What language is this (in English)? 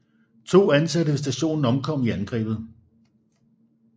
Danish